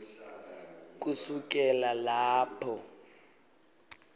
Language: Swati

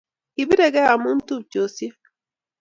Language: Kalenjin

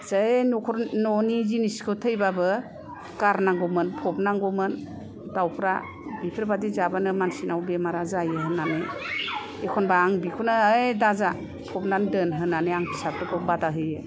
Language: Bodo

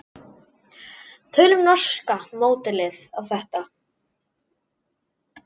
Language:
Icelandic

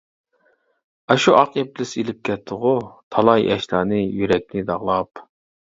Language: Uyghur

